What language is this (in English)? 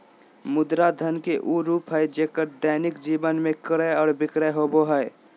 Magahi